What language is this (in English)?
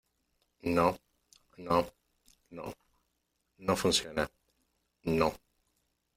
Spanish